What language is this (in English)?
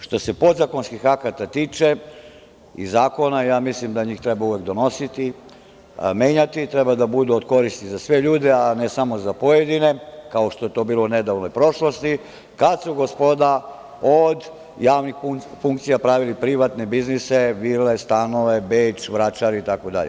Serbian